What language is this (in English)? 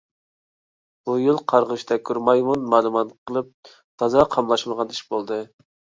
Uyghur